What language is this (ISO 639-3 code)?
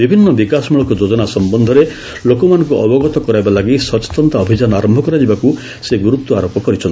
ori